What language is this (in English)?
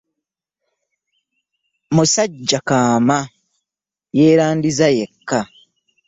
Ganda